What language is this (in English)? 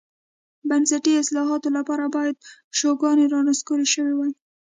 Pashto